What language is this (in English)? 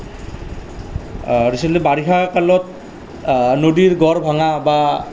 Assamese